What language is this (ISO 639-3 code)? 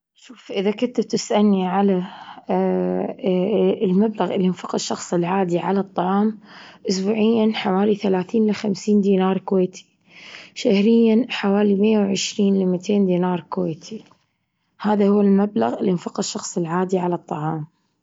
afb